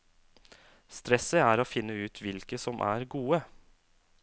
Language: Norwegian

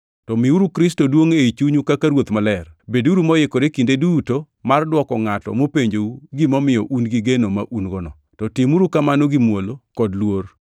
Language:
Luo (Kenya and Tanzania)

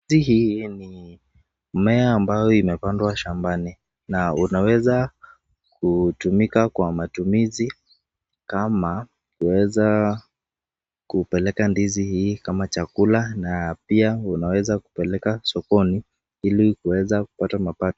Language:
Swahili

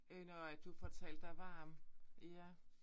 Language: Danish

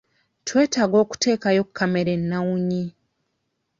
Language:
Ganda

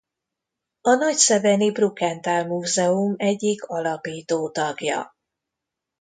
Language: Hungarian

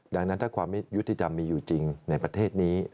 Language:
Thai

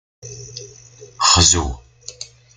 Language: Kabyle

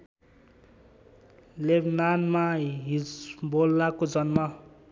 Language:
Nepali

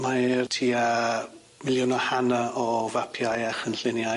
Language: Welsh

